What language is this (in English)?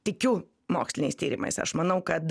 Lithuanian